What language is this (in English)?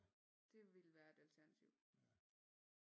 Danish